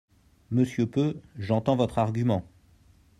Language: French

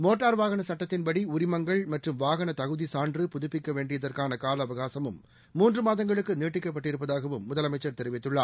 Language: Tamil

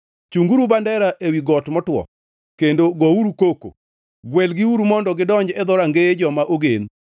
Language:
Luo (Kenya and Tanzania)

